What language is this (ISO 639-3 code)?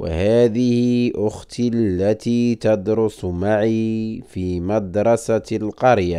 ara